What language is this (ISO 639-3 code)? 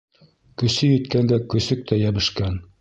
bak